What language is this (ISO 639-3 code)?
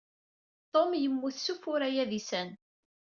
kab